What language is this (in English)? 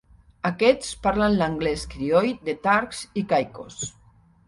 Catalan